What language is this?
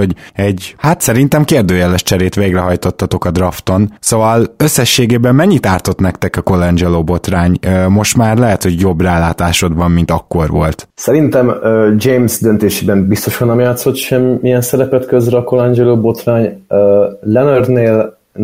Hungarian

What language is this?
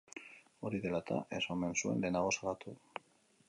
Basque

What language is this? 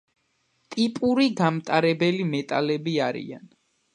Georgian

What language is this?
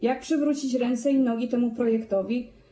Polish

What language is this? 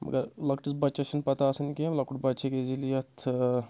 Kashmiri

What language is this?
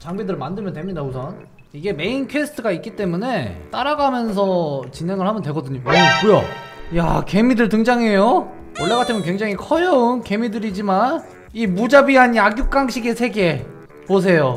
Korean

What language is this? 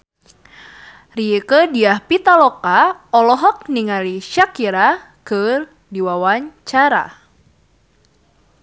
Sundanese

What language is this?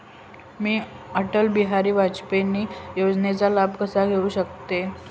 Marathi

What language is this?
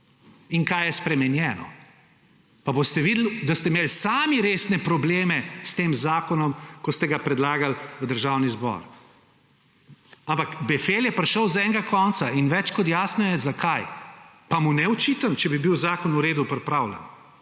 Slovenian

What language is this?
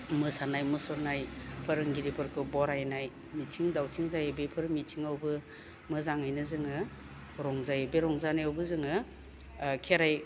Bodo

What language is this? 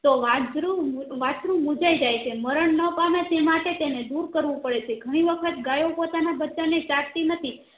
Gujarati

